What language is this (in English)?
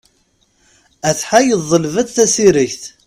Kabyle